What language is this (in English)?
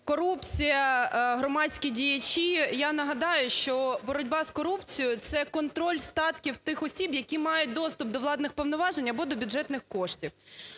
Ukrainian